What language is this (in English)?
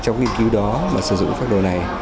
Vietnamese